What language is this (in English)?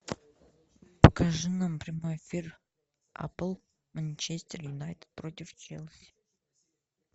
Russian